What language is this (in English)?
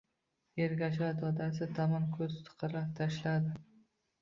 Uzbek